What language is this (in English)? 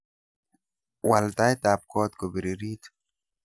Kalenjin